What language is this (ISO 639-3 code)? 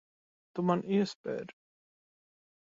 lav